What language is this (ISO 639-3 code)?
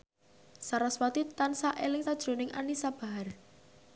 jav